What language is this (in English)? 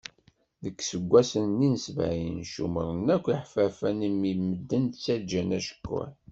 Kabyle